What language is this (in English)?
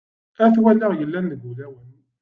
Kabyle